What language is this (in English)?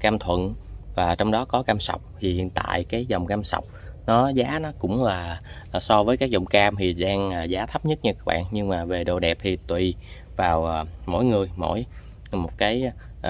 Vietnamese